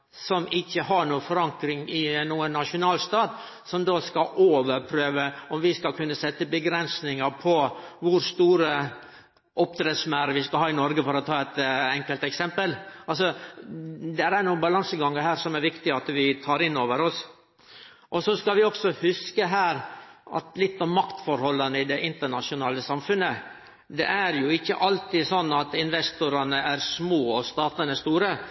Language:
Norwegian Nynorsk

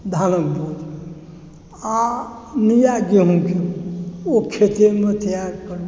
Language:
Maithili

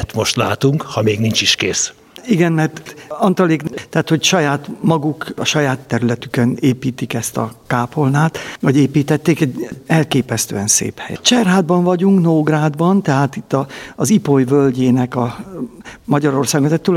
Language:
Hungarian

